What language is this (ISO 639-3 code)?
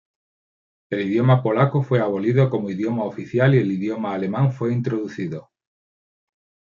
spa